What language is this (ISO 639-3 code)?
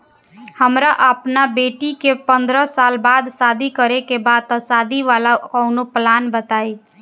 bho